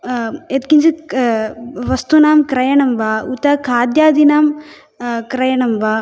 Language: Sanskrit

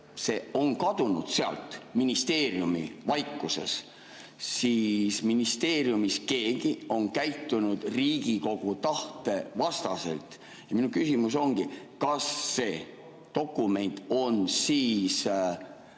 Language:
Estonian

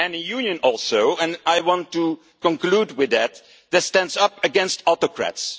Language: English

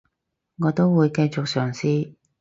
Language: Cantonese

